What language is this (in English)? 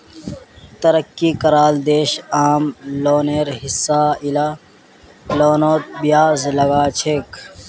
Magahi